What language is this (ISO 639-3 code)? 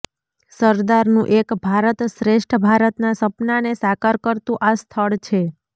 guj